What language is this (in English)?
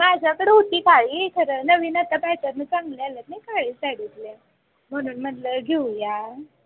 Marathi